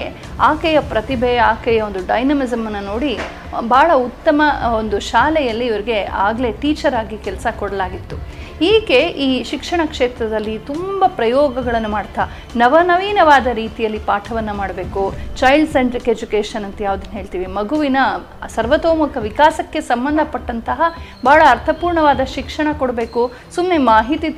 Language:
Kannada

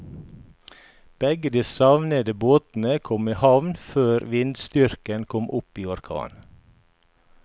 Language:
Norwegian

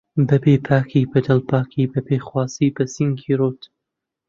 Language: Central Kurdish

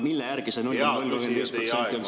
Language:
Estonian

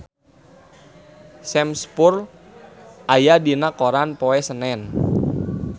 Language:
Sundanese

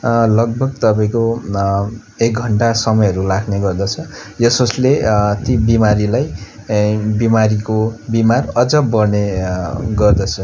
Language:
Nepali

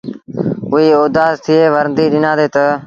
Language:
Sindhi Bhil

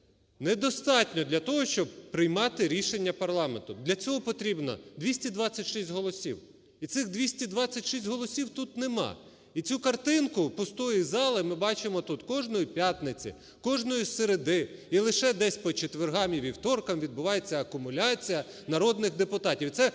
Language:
Ukrainian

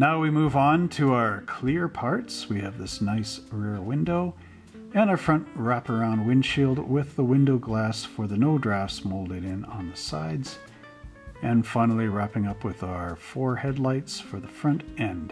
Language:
English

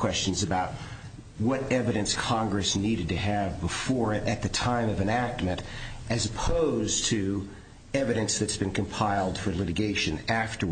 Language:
English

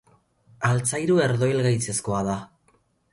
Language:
Basque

